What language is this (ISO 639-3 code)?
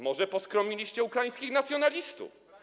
pol